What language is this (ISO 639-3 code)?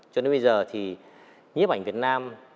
vie